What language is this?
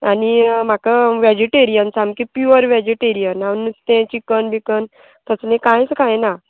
Konkani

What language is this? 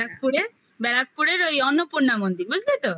Bangla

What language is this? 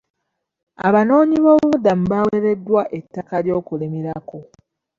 Ganda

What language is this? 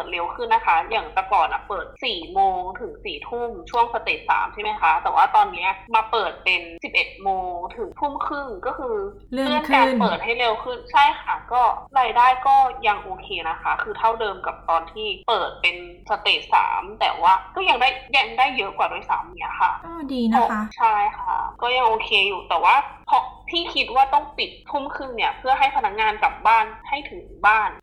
Thai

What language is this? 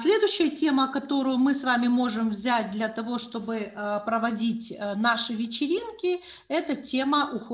Romanian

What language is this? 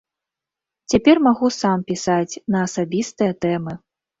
Belarusian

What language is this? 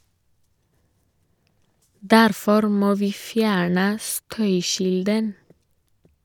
Norwegian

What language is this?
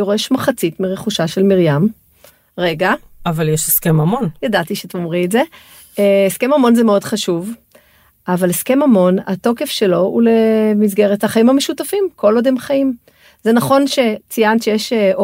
Hebrew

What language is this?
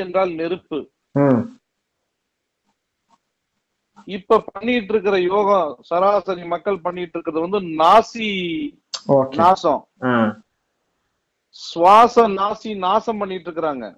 Tamil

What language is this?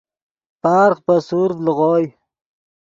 Yidgha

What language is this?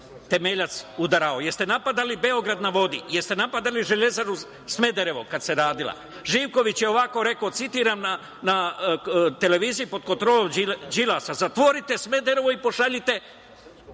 Serbian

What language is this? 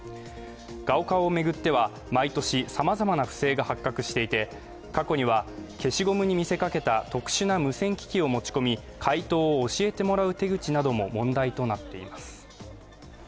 Japanese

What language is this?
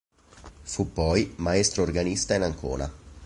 Italian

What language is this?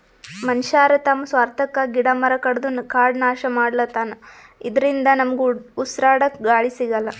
Kannada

